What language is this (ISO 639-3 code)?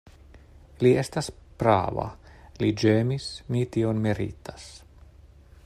epo